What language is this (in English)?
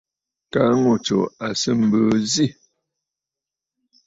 Bafut